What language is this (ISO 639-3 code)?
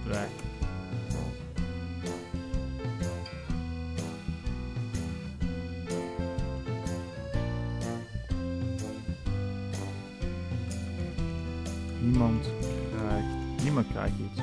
nld